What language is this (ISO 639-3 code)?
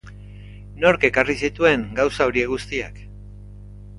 eus